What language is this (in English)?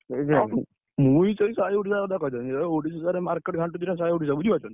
Odia